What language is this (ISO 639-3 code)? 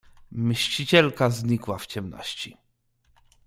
pol